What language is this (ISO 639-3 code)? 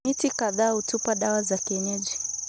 kln